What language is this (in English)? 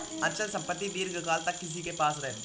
Hindi